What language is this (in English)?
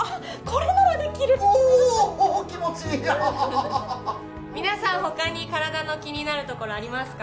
Japanese